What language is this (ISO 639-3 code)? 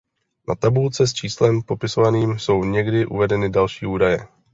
ces